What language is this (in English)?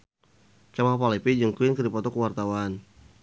Sundanese